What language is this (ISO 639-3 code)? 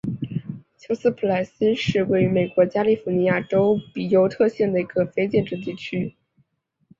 zho